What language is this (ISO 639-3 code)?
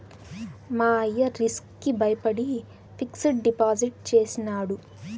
tel